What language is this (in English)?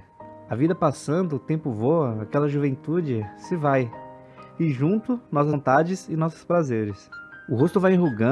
Portuguese